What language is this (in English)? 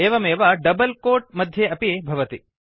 Sanskrit